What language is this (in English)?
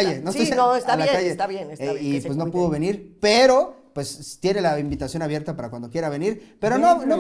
Spanish